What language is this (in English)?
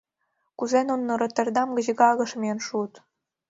Mari